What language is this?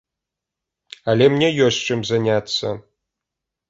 Belarusian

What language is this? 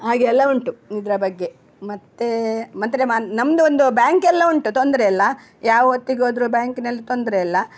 Kannada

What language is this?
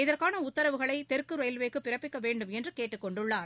Tamil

